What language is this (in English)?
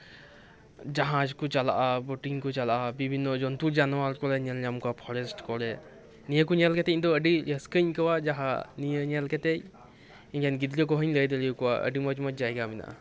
Santali